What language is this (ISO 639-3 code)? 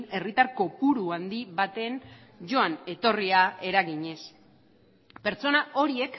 eus